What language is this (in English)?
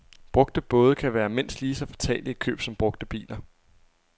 Danish